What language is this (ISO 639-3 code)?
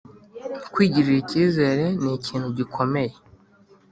kin